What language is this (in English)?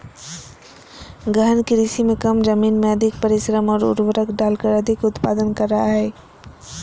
Magahi